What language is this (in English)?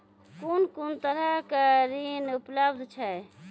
Maithili